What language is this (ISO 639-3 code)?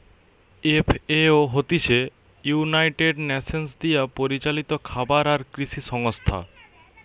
ben